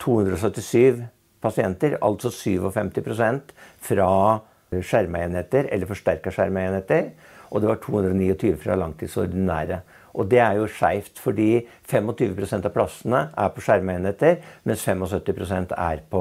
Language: Norwegian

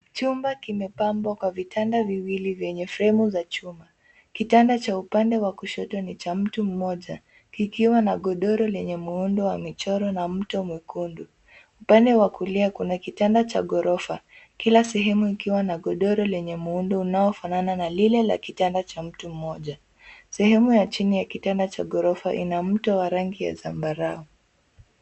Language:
Swahili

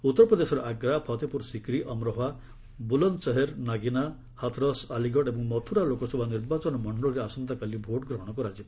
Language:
Odia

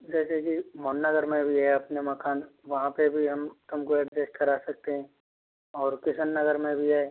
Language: Hindi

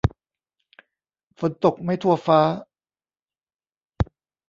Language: Thai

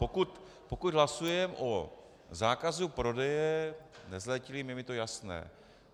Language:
Czech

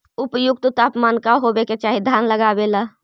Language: Magahi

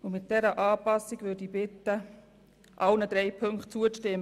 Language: Swiss German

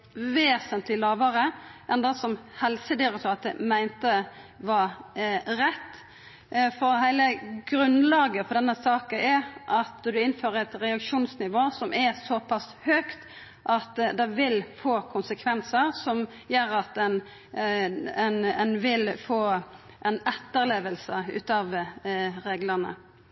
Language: Norwegian Nynorsk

